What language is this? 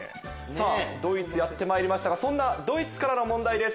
Japanese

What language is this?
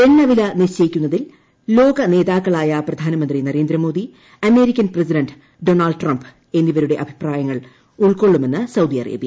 Malayalam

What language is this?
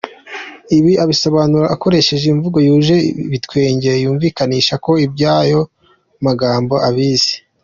Kinyarwanda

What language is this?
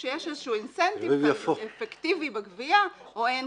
Hebrew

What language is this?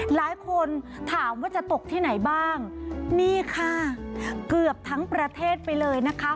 Thai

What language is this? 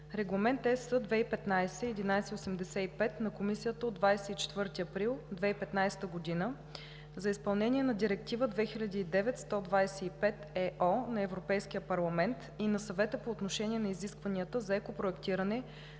Bulgarian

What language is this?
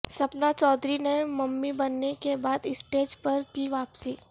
Urdu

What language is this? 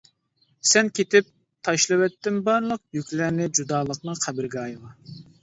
Uyghur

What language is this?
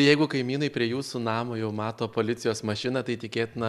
Lithuanian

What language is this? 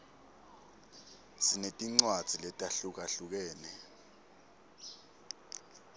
Swati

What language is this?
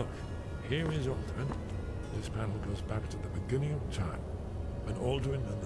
Portuguese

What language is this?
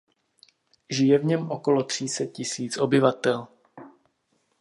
Czech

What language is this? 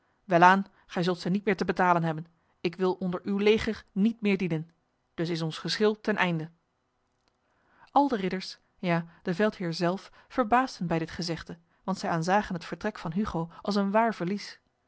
Dutch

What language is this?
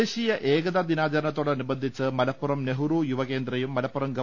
Malayalam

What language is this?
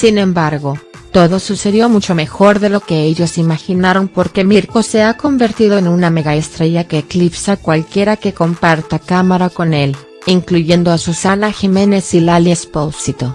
Spanish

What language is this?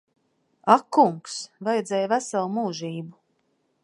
Latvian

